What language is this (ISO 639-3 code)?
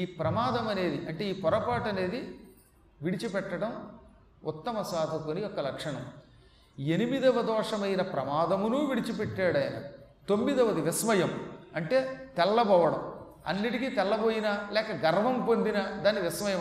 tel